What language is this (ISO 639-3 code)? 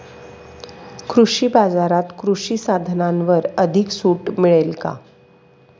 mar